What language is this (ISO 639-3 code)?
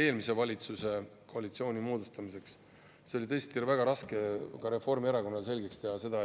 est